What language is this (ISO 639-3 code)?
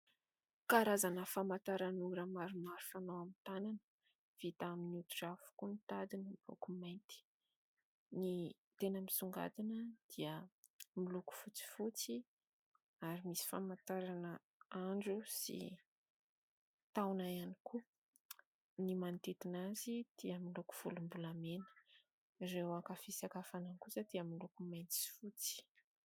mlg